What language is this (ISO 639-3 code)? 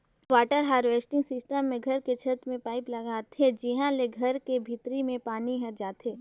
hne